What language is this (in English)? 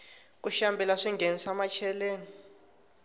Tsonga